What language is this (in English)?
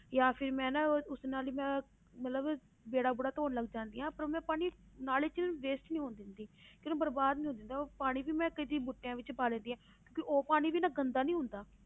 Punjabi